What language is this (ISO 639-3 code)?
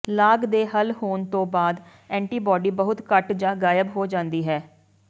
pan